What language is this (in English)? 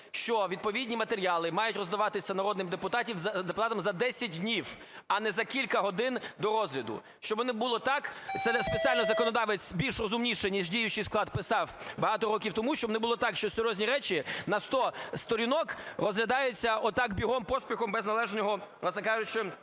Ukrainian